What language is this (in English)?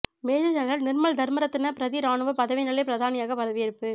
Tamil